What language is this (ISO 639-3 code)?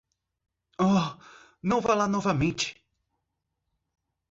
por